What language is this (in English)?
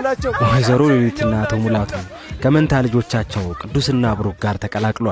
Amharic